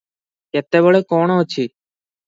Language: Odia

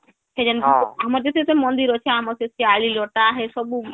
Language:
Odia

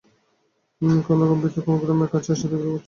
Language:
Bangla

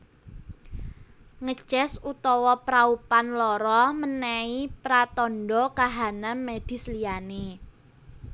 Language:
Javanese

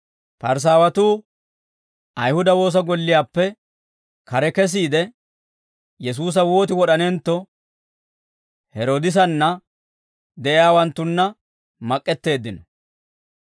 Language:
Dawro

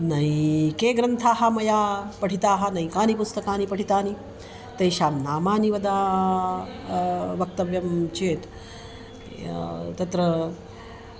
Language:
Sanskrit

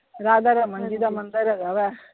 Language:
Punjabi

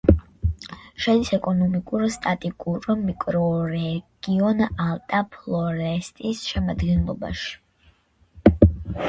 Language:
Georgian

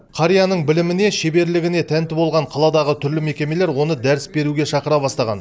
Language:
Kazakh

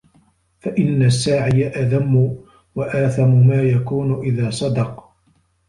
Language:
Arabic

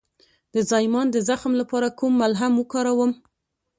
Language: Pashto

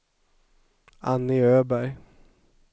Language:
Swedish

